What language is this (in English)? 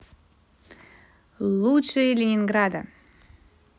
Russian